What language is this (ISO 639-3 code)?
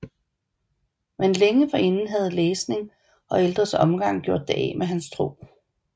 dan